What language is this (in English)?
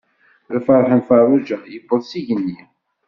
Kabyle